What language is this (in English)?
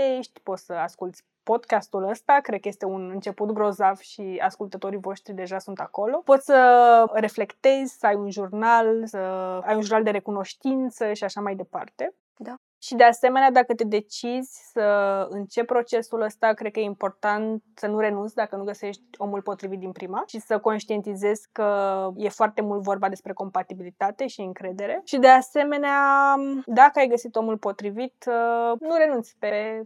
Romanian